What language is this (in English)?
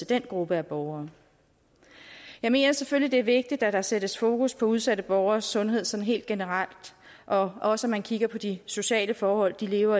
Danish